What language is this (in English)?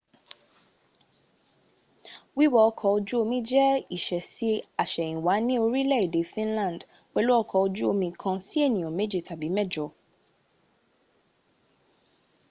Yoruba